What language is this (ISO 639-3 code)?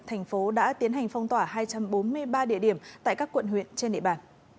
vie